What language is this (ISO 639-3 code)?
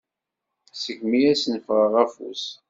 kab